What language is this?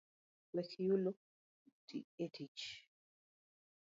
Luo (Kenya and Tanzania)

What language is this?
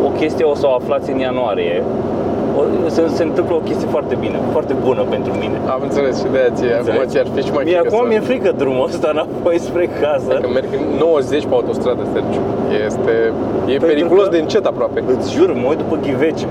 Romanian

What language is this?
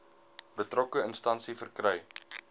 Afrikaans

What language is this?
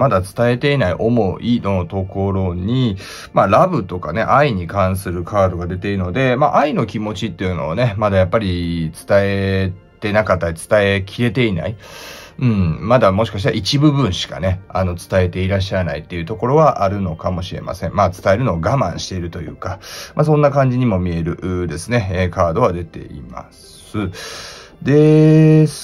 Japanese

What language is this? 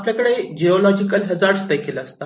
Marathi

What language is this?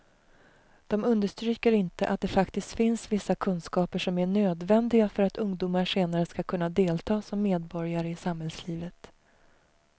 Swedish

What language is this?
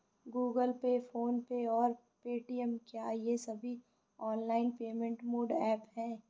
Hindi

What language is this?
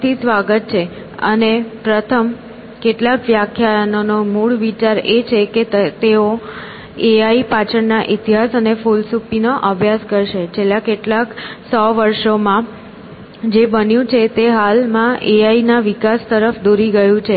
Gujarati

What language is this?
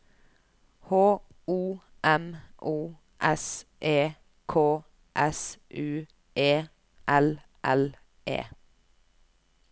Norwegian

